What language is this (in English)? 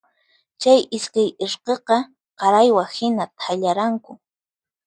Puno Quechua